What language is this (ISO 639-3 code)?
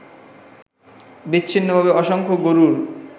ben